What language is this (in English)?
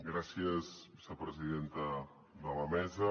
Catalan